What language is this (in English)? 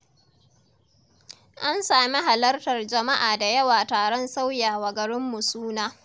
Hausa